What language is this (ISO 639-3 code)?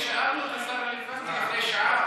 heb